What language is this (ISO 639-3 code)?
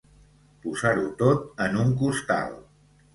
cat